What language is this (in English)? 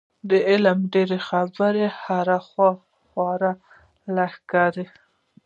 Pashto